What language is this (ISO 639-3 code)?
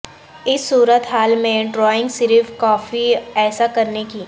urd